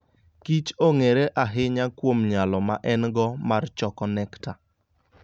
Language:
Luo (Kenya and Tanzania)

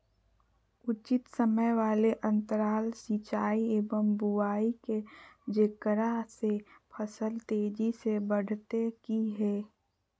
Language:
Magahi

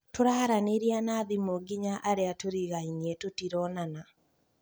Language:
Kikuyu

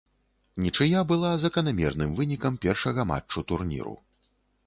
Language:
Belarusian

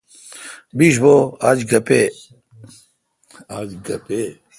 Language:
Kalkoti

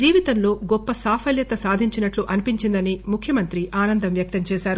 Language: Telugu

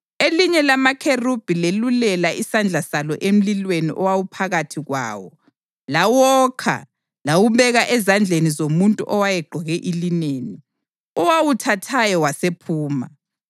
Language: North Ndebele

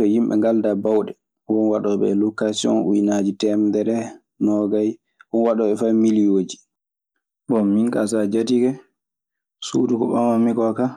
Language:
Maasina Fulfulde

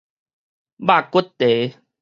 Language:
Min Nan Chinese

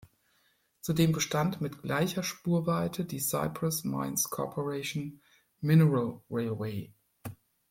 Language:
German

